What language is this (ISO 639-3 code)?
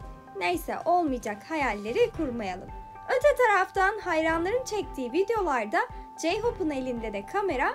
tur